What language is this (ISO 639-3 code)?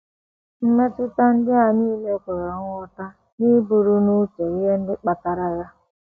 ibo